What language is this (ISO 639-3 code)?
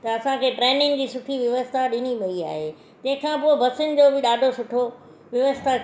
snd